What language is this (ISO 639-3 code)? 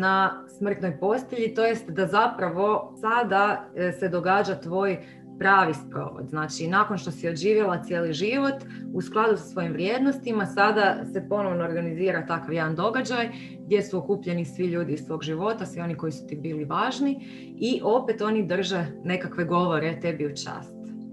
hrv